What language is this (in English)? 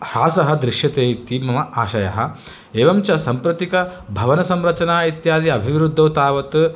Sanskrit